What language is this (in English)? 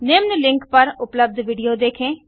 Hindi